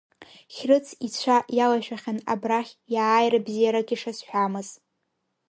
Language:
Abkhazian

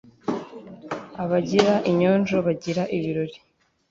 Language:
Kinyarwanda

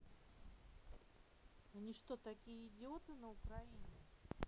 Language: Russian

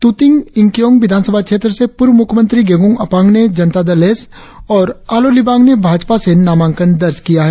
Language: Hindi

